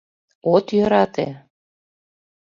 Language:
Mari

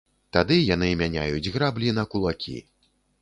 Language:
Belarusian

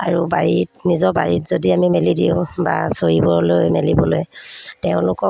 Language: Assamese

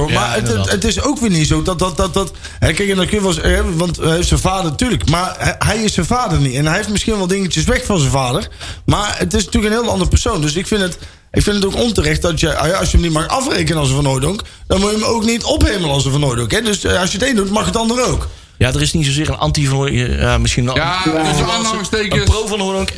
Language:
Dutch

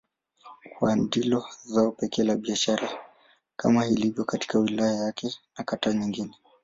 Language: Swahili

